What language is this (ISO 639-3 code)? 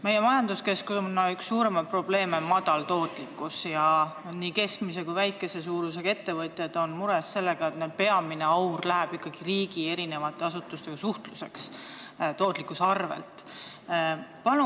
est